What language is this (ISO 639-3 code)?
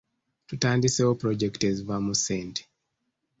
lug